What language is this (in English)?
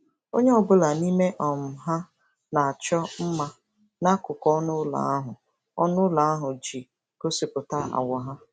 Igbo